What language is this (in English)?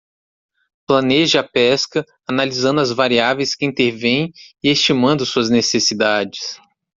Portuguese